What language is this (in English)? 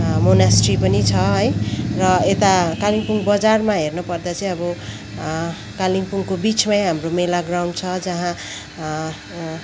Nepali